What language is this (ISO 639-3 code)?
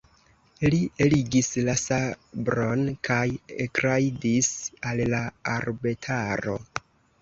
epo